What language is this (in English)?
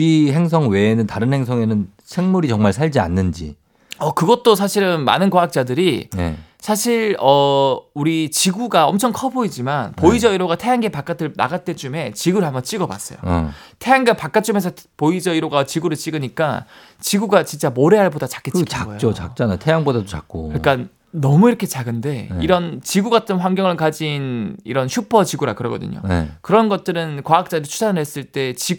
Korean